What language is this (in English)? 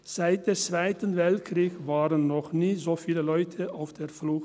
Swiss German